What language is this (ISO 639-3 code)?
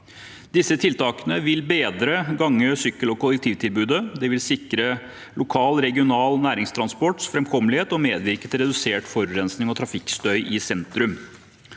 nor